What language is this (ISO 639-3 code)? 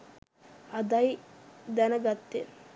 sin